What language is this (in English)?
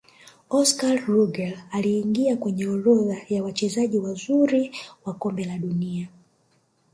Swahili